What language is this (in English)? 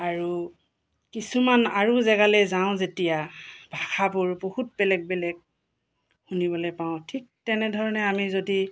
Assamese